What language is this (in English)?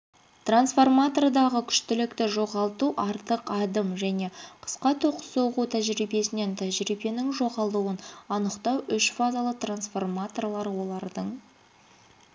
Kazakh